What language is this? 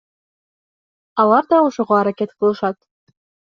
Kyrgyz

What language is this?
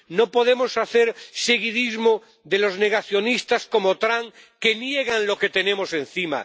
Spanish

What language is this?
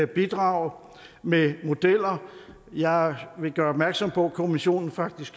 Danish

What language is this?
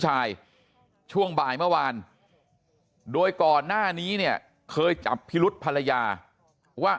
Thai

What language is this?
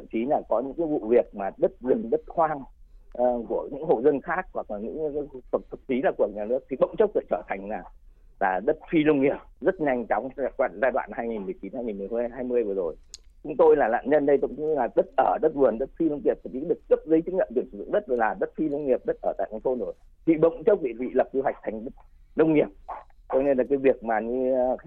Vietnamese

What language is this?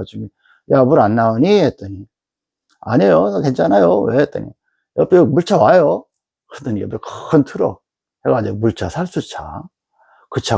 Korean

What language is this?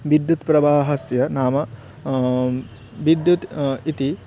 Sanskrit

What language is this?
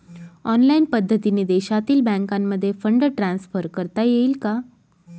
Marathi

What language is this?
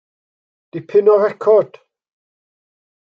Welsh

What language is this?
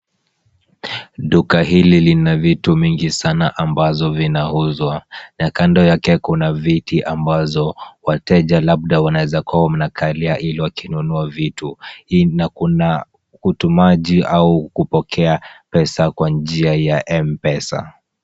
Swahili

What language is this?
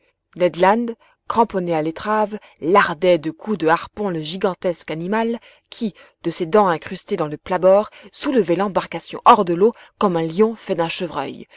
French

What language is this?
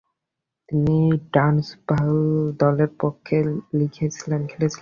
Bangla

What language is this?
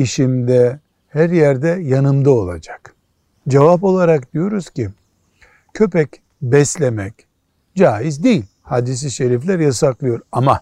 Turkish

